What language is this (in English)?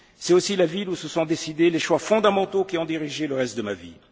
French